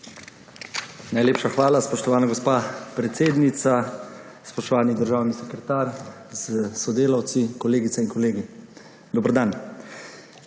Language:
Slovenian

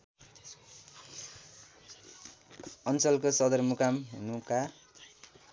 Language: Nepali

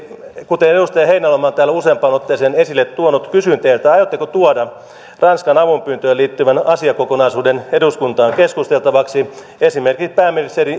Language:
Finnish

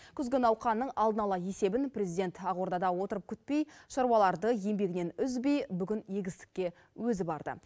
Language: Kazakh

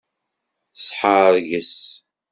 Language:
Kabyle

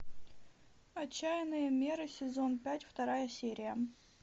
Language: Russian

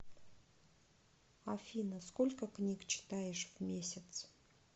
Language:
Russian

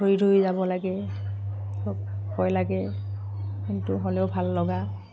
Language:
Assamese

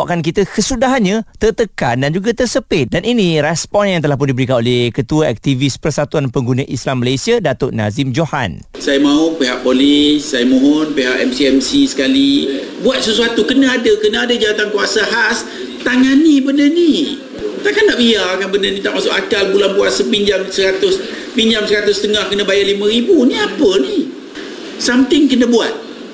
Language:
Malay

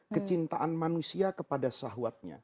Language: Indonesian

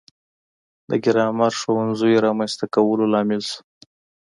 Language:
Pashto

